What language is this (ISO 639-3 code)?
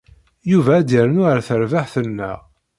kab